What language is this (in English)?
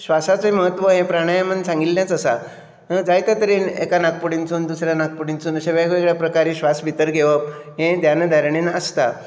Konkani